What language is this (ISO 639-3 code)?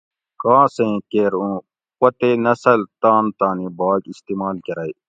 gwc